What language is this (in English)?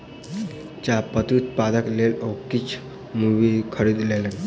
Maithili